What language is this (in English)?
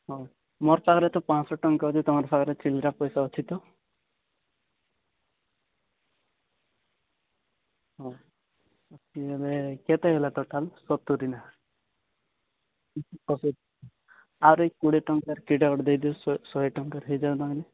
Odia